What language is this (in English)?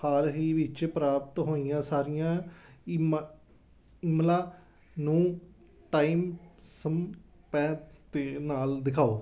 Punjabi